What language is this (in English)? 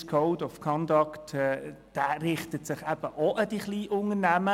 Swiss German